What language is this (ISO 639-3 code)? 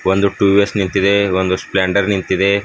kan